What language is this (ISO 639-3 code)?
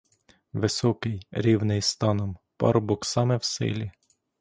ukr